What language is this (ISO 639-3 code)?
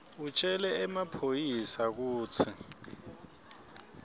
ssw